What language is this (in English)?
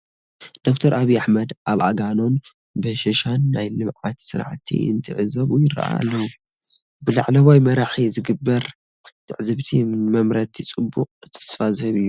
Tigrinya